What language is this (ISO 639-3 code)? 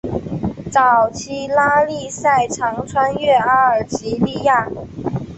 zho